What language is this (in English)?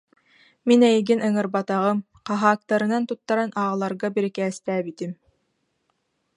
Yakut